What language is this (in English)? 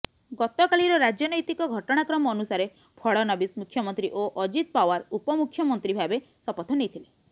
Odia